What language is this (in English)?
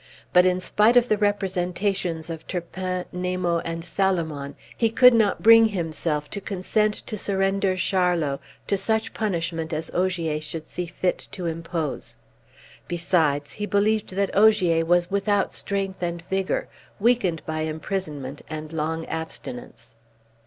English